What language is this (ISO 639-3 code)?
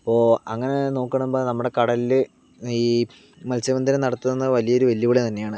mal